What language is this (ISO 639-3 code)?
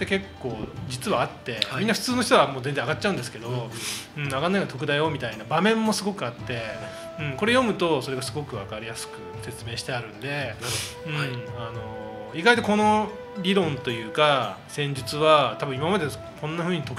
jpn